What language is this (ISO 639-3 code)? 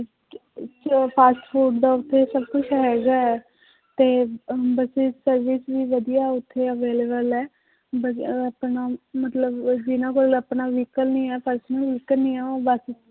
pan